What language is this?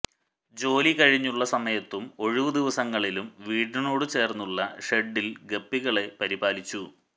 Malayalam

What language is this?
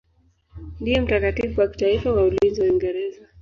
Swahili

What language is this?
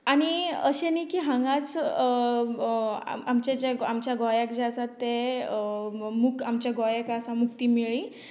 Konkani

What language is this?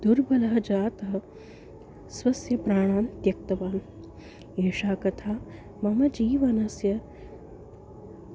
Sanskrit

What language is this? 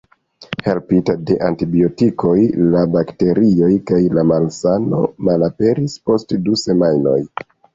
Esperanto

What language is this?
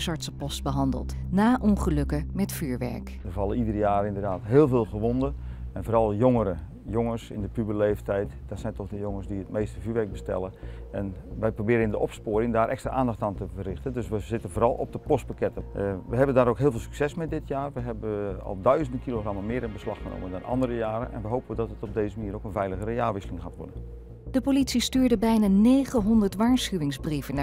Dutch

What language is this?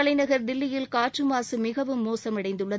Tamil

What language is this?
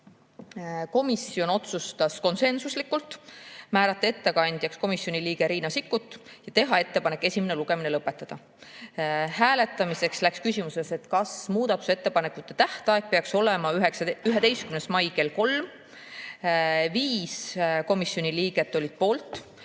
Estonian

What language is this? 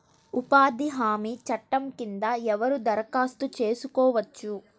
Telugu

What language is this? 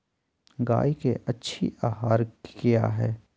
Magahi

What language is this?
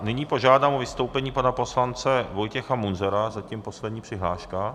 Czech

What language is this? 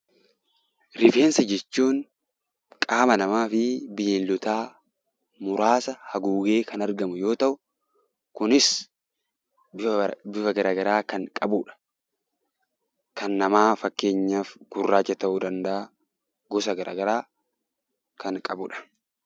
Oromo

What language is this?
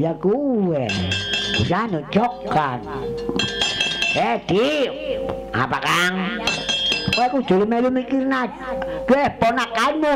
Indonesian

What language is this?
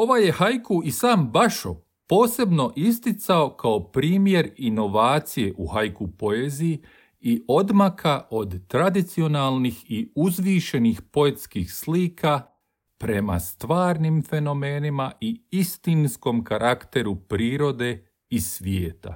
Croatian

